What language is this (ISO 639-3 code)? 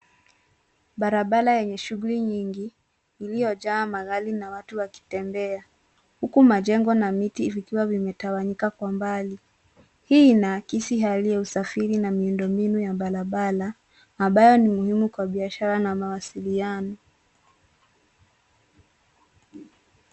swa